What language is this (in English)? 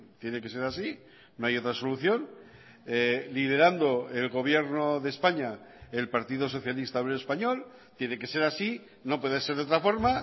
Spanish